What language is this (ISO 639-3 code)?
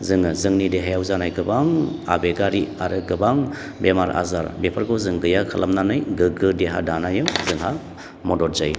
brx